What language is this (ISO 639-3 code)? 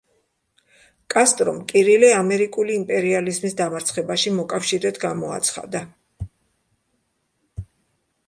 kat